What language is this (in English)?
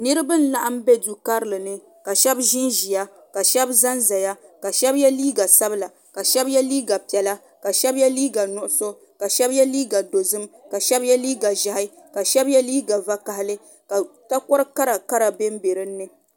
Dagbani